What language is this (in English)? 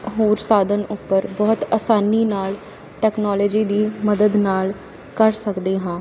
Punjabi